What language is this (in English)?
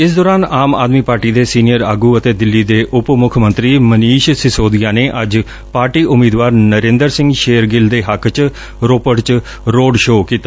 Punjabi